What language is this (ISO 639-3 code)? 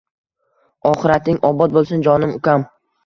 uzb